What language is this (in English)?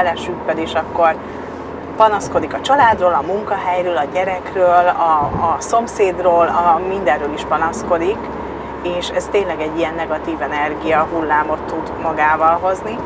Hungarian